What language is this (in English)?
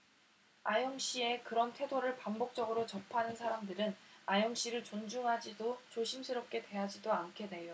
Korean